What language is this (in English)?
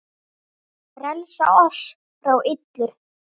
Icelandic